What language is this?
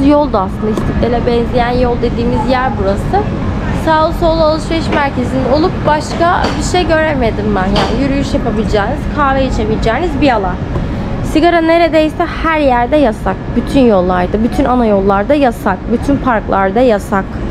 Turkish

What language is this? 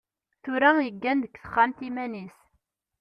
Kabyle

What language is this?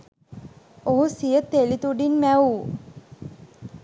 Sinhala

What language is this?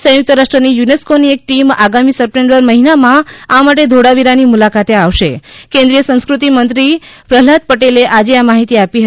Gujarati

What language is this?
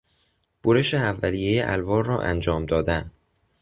Persian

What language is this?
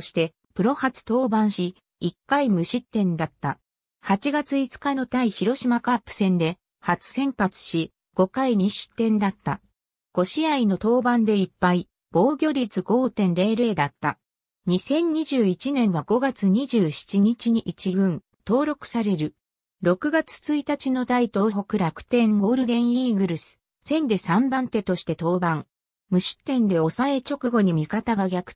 Japanese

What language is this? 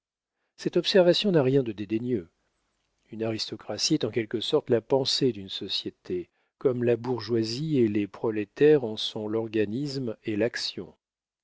French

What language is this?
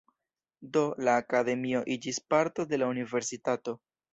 Esperanto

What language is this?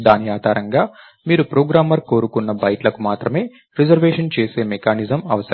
Telugu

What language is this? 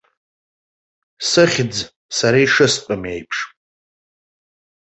Abkhazian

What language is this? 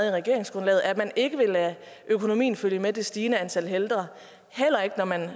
Danish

